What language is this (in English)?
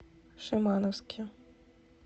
Russian